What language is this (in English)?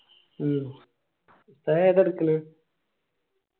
Malayalam